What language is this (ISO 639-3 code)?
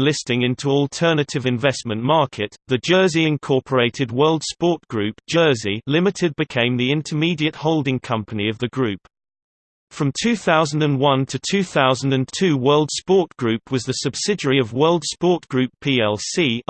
eng